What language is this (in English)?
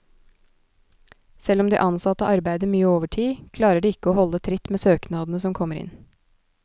Norwegian